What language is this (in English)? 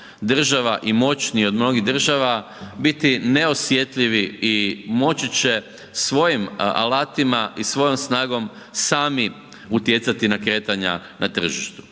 Croatian